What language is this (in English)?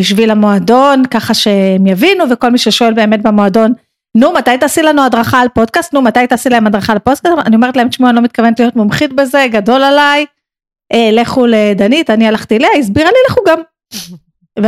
Hebrew